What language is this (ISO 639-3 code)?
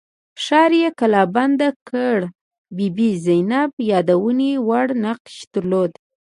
pus